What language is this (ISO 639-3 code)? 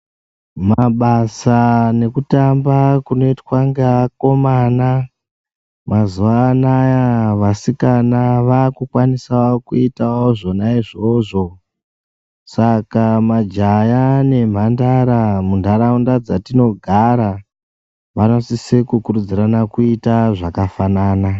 ndc